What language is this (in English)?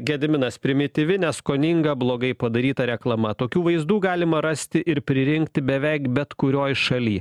Lithuanian